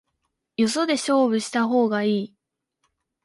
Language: Japanese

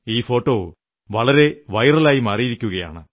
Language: Malayalam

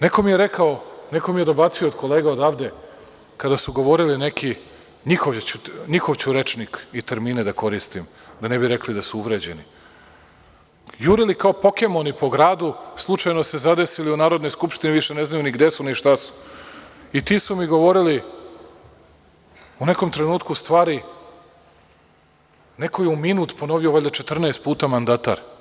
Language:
Serbian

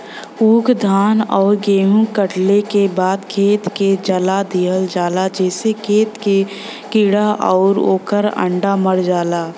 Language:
Bhojpuri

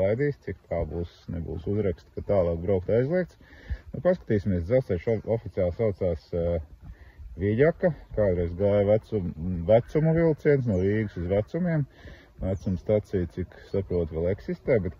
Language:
Latvian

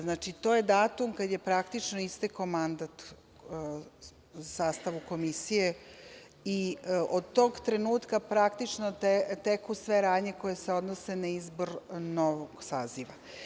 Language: Serbian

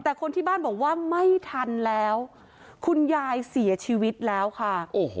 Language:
Thai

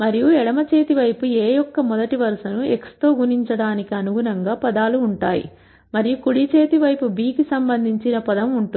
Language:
Telugu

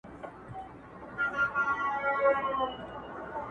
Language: Pashto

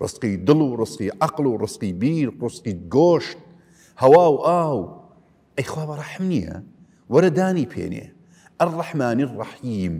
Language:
Arabic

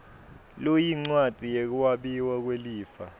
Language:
Swati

